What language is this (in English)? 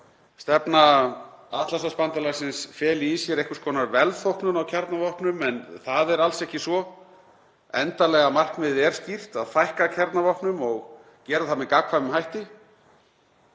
Icelandic